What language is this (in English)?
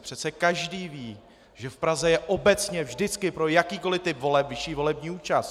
Czech